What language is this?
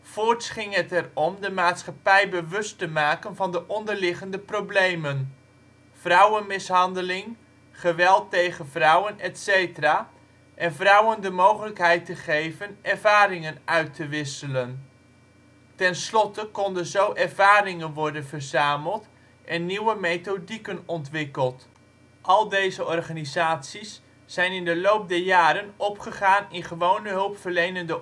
Dutch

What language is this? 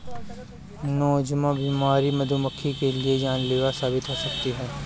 Hindi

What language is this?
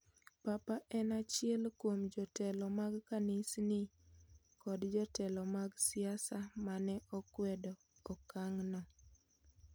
Luo (Kenya and Tanzania)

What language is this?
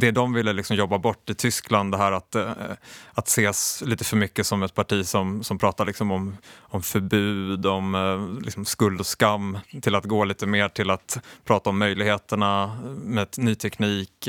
Swedish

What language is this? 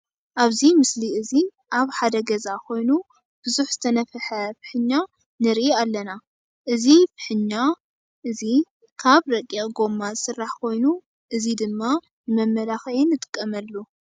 Tigrinya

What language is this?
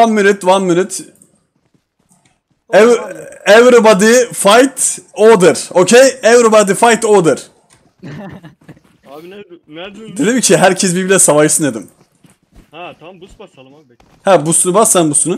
Turkish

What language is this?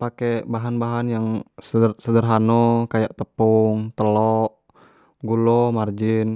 Jambi Malay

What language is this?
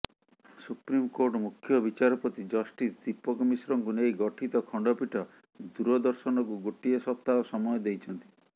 Odia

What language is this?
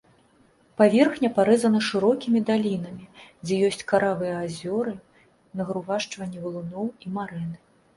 Belarusian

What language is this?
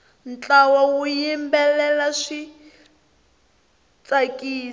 Tsonga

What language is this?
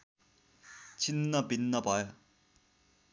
Nepali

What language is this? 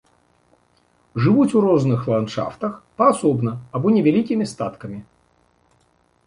Belarusian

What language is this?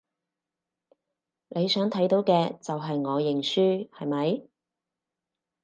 Cantonese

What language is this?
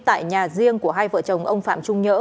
Vietnamese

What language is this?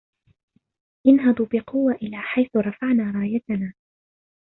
Arabic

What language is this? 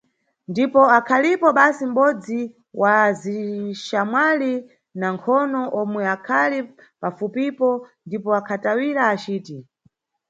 Nyungwe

